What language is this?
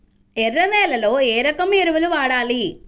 Telugu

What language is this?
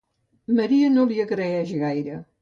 Catalan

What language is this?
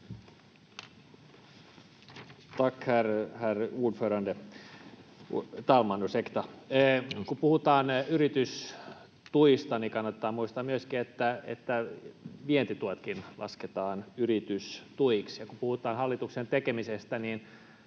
Finnish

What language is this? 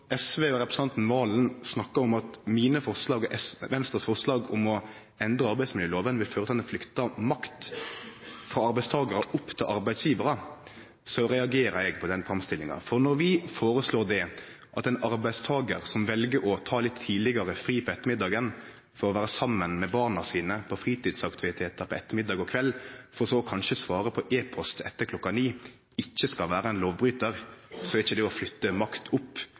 Norwegian Nynorsk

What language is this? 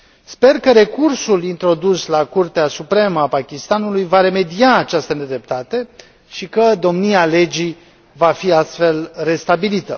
Romanian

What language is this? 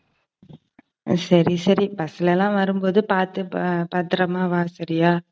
Tamil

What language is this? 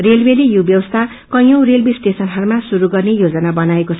Nepali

